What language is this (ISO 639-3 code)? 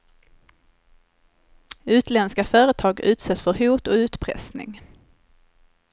swe